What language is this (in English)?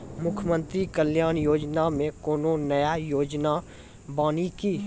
Maithili